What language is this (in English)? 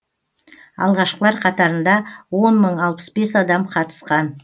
Kazakh